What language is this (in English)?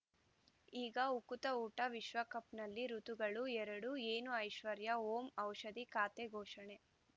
Kannada